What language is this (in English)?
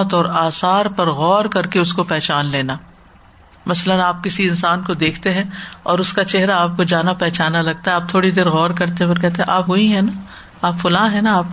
Urdu